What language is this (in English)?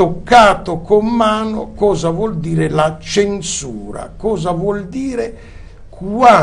Italian